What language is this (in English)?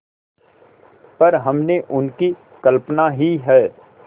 Hindi